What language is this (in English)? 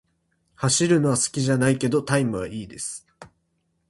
Japanese